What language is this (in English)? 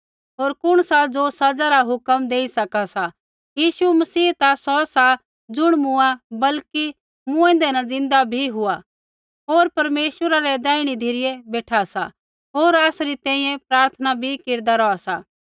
Kullu Pahari